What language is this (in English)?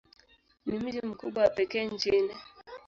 Swahili